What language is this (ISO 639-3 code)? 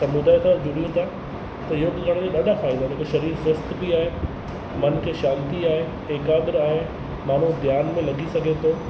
snd